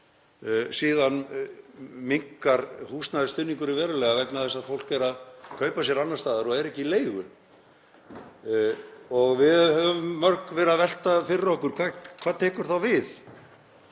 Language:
Icelandic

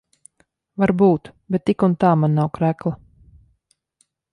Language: Latvian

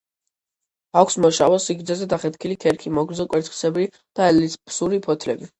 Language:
Georgian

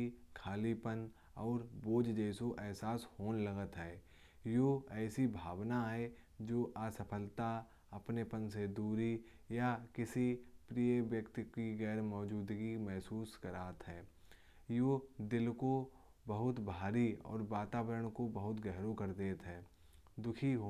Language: Kanauji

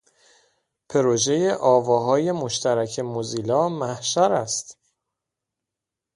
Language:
Persian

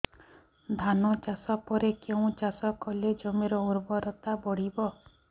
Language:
Odia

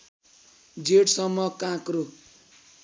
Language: Nepali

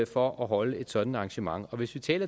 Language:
Danish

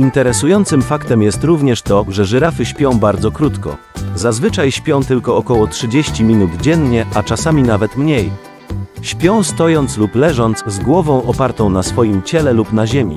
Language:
Polish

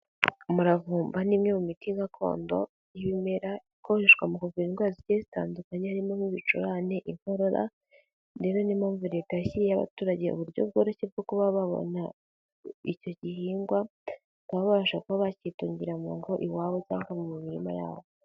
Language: Kinyarwanda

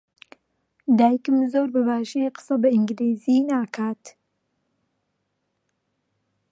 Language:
Central Kurdish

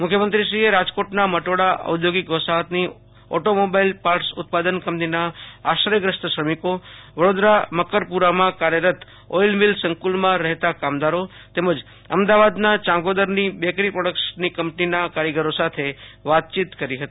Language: Gujarati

